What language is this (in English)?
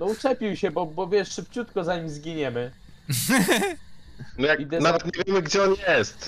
Polish